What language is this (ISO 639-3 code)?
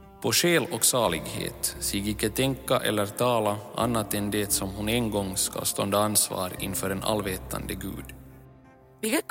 swe